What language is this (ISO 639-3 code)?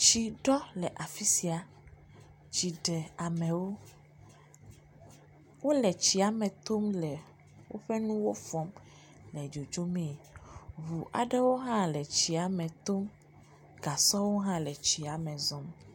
ewe